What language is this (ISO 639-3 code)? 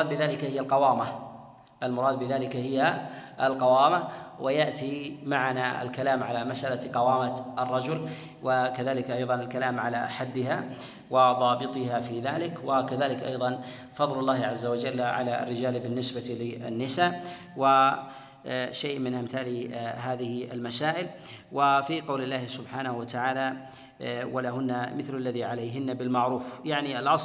ara